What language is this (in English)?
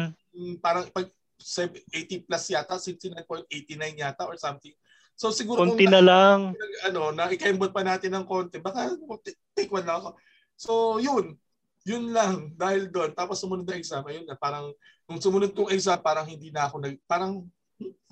Filipino